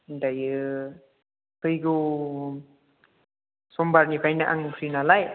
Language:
Bodo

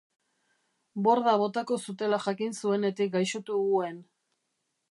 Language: Basque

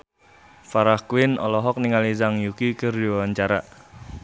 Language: Sundanese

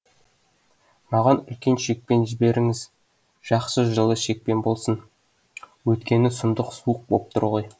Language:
Kazakh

